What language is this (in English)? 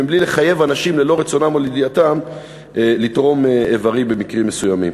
Hebrew